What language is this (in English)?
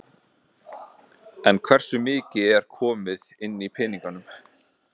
Icelandic